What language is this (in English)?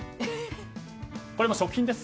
Japanese